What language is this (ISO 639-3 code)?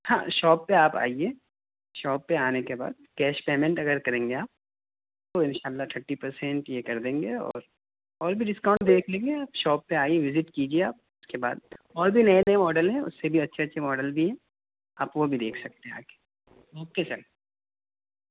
urd